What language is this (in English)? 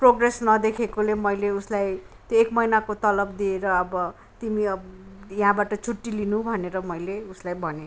Nepali